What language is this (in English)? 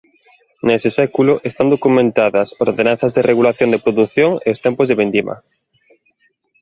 Galician